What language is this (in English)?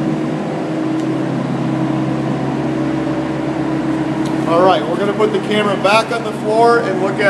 English